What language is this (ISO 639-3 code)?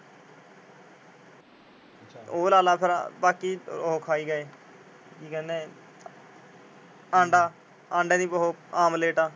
pan